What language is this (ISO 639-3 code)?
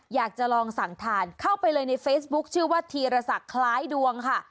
tha